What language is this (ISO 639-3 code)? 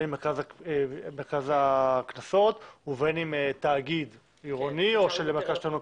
heb